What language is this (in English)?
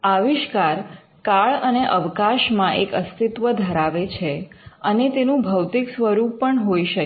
Gujarati